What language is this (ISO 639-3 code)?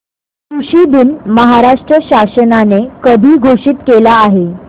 mar